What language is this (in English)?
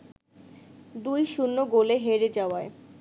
Bangla